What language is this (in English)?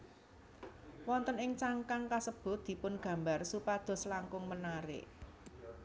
Javanese